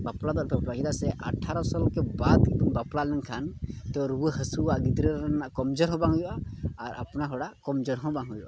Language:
Santali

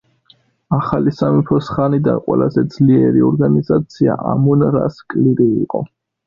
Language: Georgian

